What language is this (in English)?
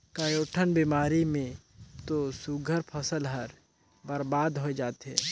Chhattisgarhi